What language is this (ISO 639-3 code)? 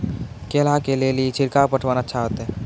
mai